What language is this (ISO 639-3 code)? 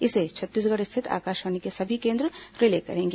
hin